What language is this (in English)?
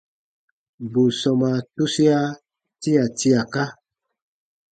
Baatonum